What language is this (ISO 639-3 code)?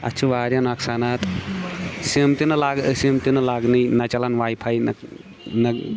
kas